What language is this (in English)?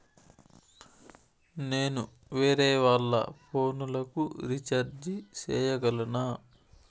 Telugu